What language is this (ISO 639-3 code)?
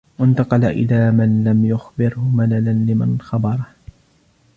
ara